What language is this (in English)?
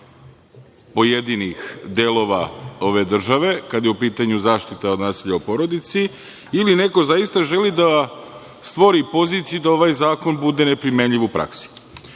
Serbian